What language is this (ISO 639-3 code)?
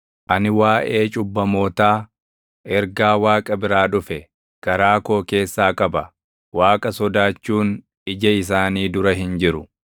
orm